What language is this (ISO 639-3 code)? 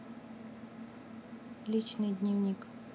rus